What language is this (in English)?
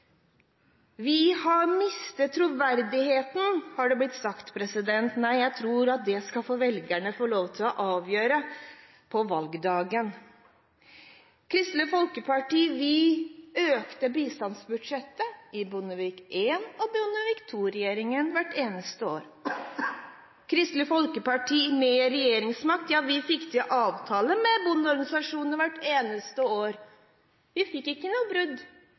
Norwegian Bokmål